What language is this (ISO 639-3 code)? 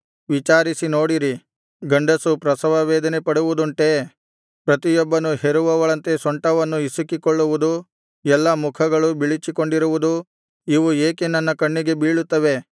kan